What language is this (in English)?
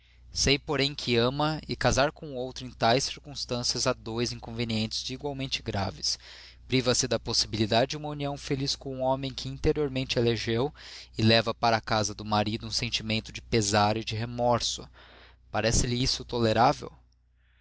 Portuguese